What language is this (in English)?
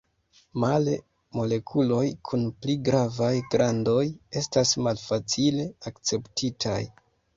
Esperanto